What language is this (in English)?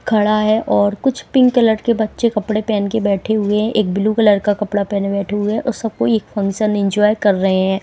Hindi